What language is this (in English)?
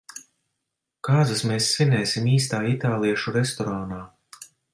Latvian